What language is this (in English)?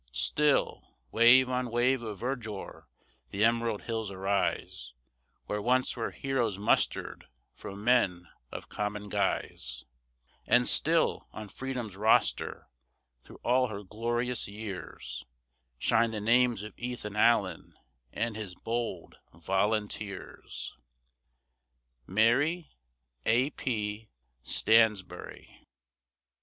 English